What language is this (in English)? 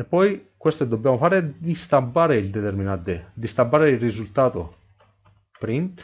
Italian